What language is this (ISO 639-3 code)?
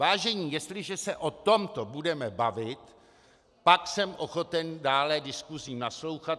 ces